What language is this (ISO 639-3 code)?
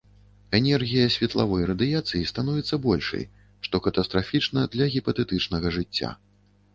bel